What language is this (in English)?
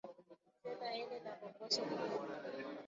Swahili